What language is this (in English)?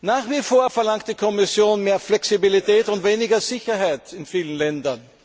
German